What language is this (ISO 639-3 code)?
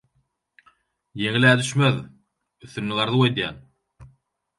tuk